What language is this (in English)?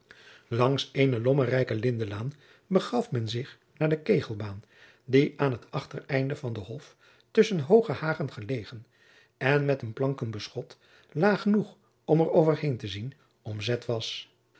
Dutch